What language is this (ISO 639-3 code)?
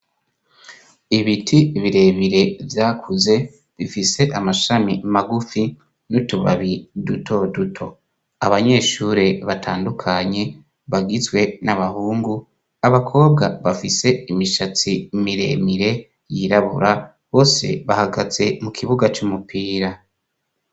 run